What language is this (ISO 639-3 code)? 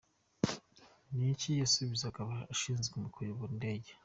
kin